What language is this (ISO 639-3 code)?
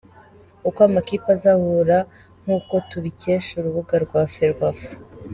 kin